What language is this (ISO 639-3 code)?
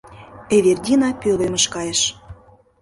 chm